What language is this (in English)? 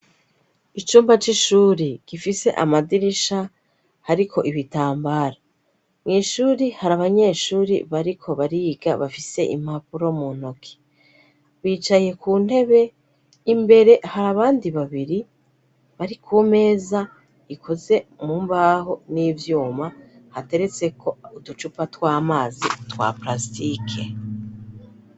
Rundi